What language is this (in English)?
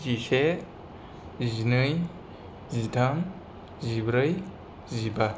Bodo